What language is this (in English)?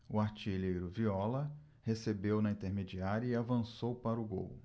Portuguese